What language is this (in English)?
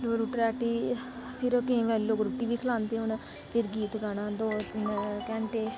Dogri